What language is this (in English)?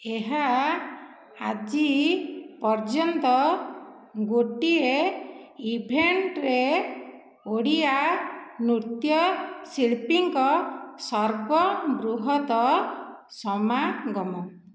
Odia